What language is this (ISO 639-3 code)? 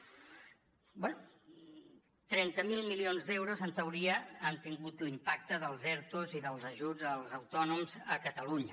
cat